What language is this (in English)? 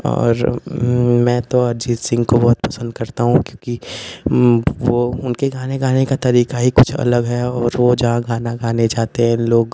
Hindi